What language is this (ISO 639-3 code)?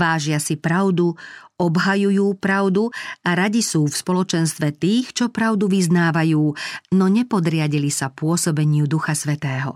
slk